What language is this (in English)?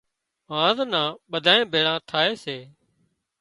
Wadiyara Koli